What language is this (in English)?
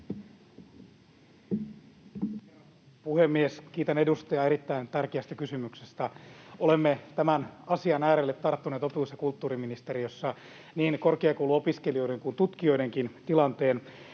Finnish